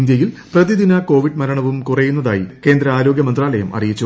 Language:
Malayalam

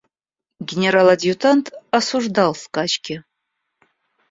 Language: Russian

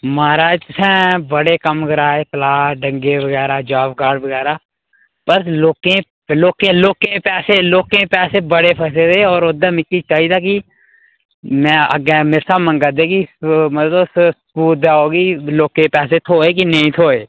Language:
Dogri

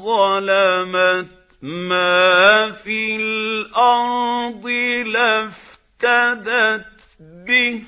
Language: Arabic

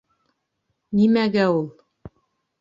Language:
Bashkir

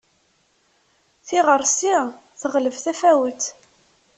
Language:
Kabyle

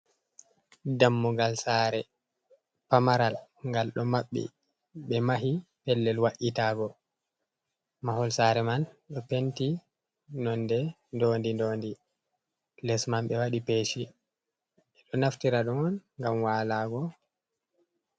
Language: Fula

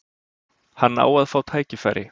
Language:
Icelandic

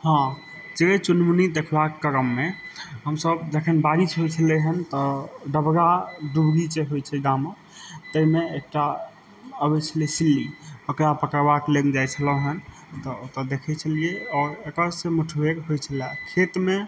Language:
Maithili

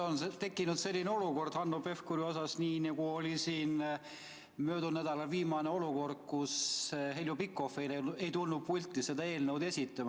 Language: Estonian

